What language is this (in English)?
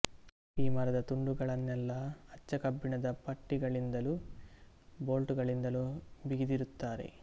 Kannada